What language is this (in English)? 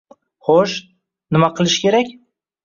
Uzbek